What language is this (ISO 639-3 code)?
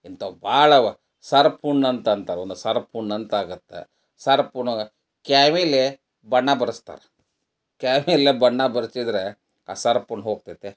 kan